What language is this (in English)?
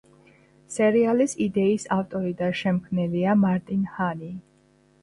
Georgian